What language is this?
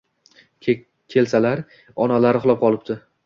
Uzbek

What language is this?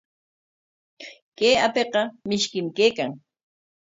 Corongo Ancash Quechua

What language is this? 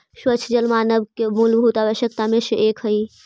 Magahi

